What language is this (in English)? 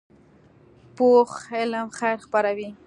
Pashto